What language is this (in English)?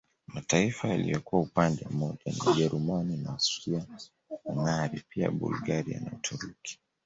Swahili